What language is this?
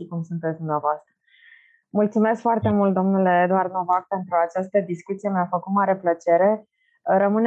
Romanian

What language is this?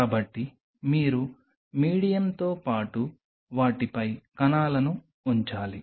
Telugu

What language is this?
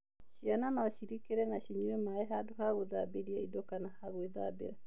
Kikuyu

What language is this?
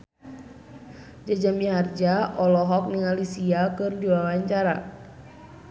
Sundanese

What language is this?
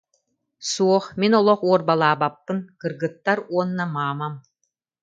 Yakut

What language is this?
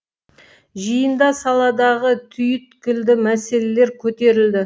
Kazakh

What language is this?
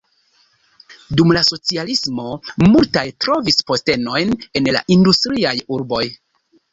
Esperanto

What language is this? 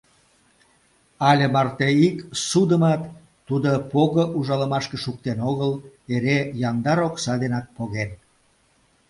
Mari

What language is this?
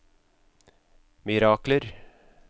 Norwegian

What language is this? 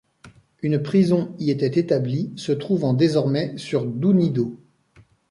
French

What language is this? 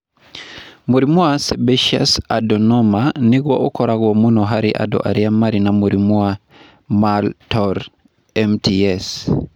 Kikuyu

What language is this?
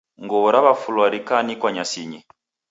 Taita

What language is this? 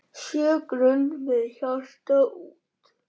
Icelandic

